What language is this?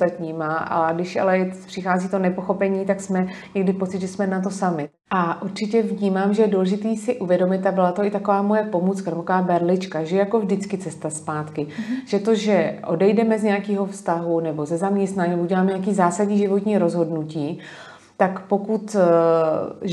Czech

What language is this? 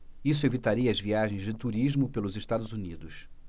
Portuguese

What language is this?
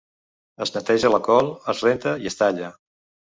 Catalan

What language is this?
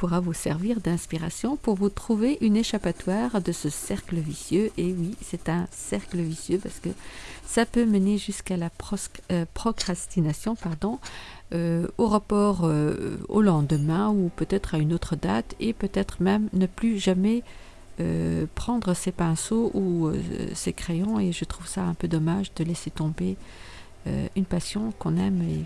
French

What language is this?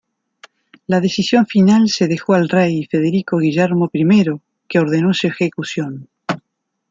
Spanish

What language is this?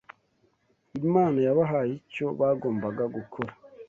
Kinyarwanda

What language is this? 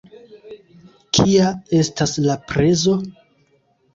Esperanto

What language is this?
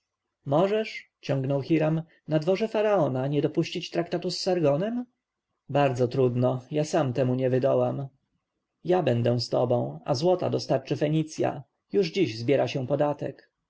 Polish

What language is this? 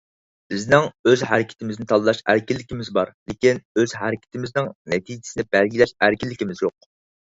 Uyghur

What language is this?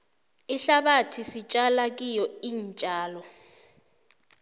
South Ndebele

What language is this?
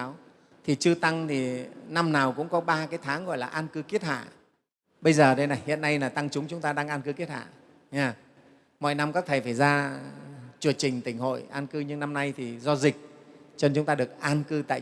Vietnamese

